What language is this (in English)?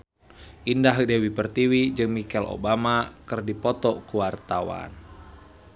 Sundanese